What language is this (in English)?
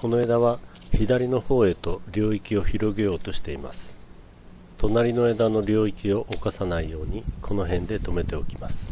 Japanese